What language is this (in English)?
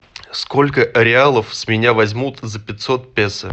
Russian